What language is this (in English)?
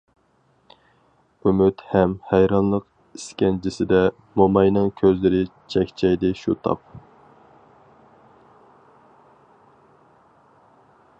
Uyghur